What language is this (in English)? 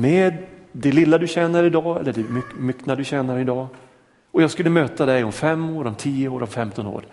Swedish